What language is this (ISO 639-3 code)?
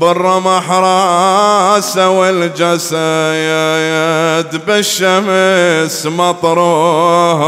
ara